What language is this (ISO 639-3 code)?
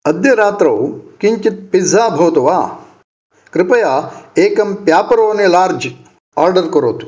san